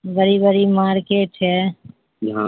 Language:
Urdu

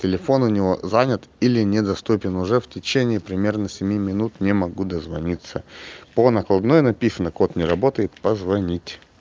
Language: Russian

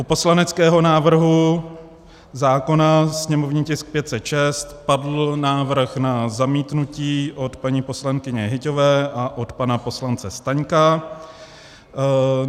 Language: Czech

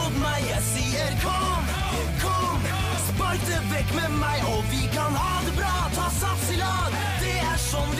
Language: Norwegian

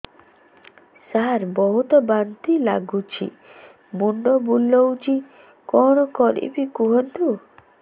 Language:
Odia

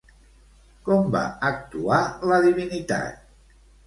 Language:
Catalan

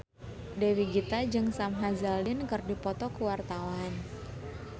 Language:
Sundanese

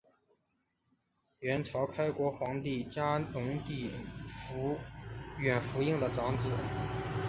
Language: Chinese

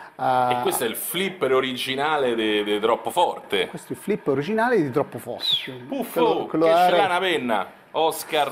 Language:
Italian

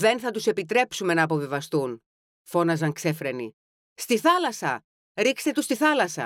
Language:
Greek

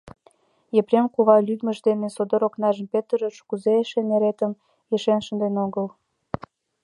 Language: Mari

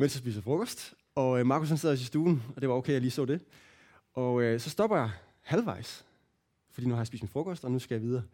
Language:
Danish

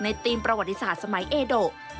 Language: Thai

